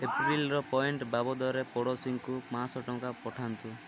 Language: Odia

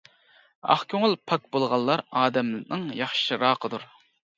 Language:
Uyghur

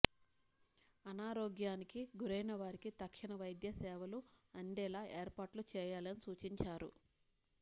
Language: Telugu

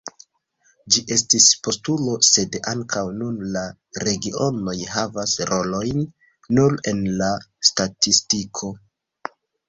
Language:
Esperanto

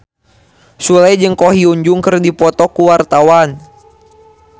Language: Sundanese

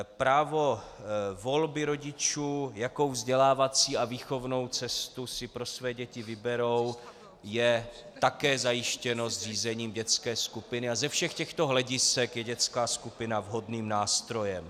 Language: Czech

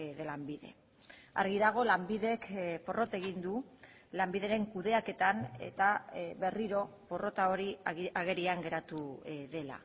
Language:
Basque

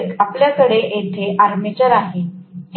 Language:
Marathi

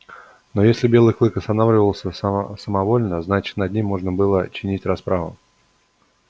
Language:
Russian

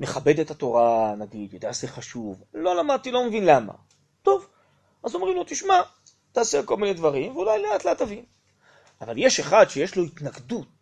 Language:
Hebrew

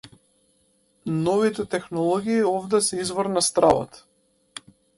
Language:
Macedonian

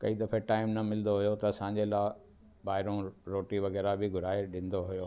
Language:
Sindhi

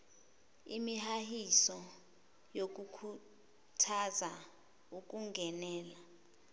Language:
Zulu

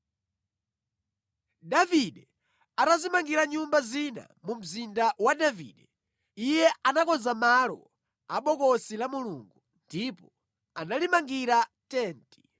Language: Nyanja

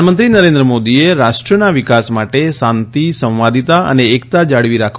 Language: Gujarati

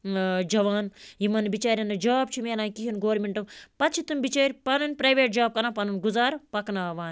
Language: Kashmiri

